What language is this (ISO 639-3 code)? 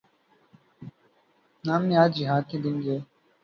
urd